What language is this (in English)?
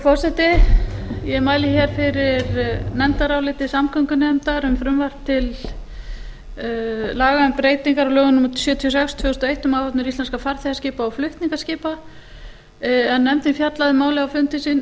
Icelandic